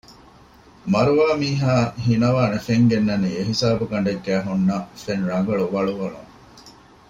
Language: Divehi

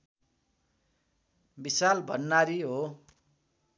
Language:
Nepali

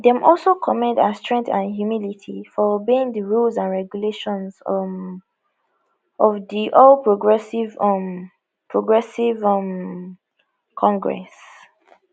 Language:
Nigerian Pidgin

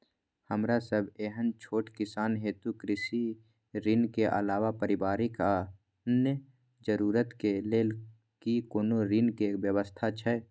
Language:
Maithili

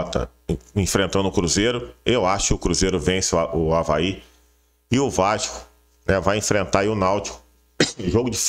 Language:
Portuguese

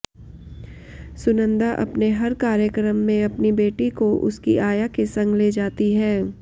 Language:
Hindi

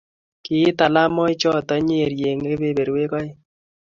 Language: Kalenjin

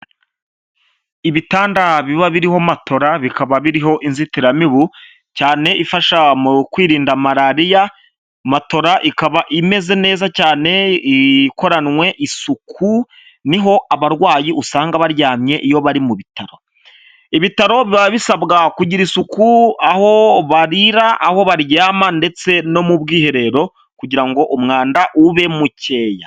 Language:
Kinyarwanda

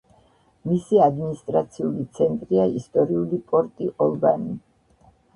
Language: Georgian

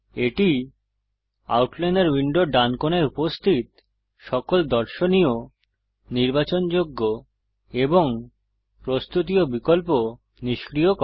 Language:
Bangla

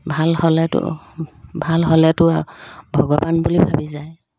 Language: Assamese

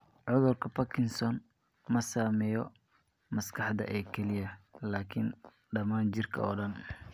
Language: Somali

